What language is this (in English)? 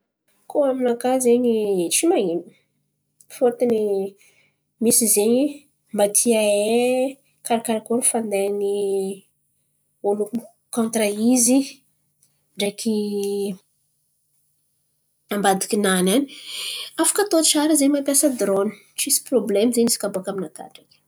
Antankarana Malagasy